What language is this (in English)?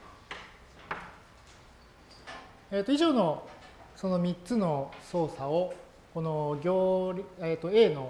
Japanese